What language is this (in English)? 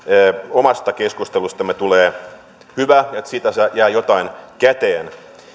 Finnish